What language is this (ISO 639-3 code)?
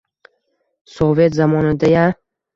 uzb